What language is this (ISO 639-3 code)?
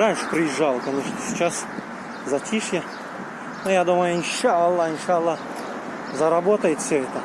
rus